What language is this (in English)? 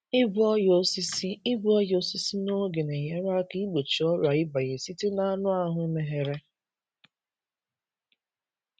Igbo